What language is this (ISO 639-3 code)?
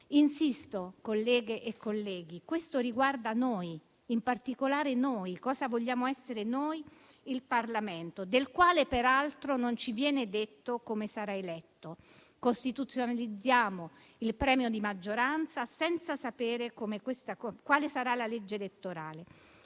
ita